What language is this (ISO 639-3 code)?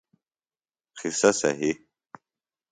phl